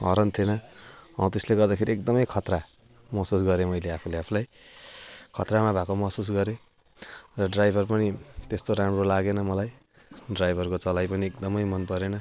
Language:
Nepali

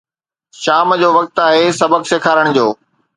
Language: Sindhi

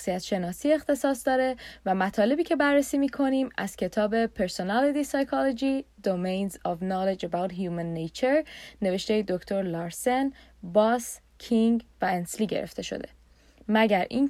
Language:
Persian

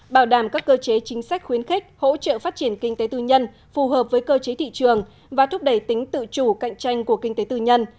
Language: Vietnamese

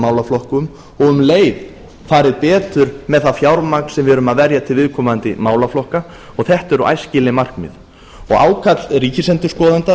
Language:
Icelandic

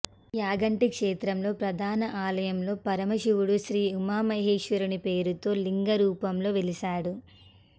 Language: Telugu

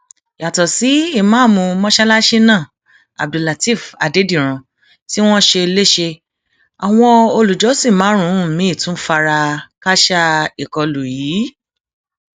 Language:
Yoruba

